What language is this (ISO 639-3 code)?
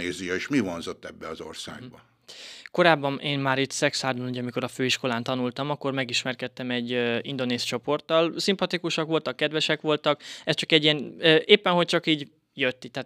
hun